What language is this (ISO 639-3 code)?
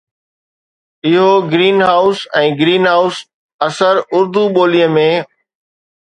snd